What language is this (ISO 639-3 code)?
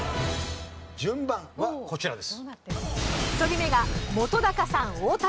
jpn